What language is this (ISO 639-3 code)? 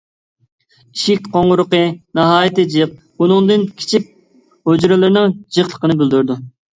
uig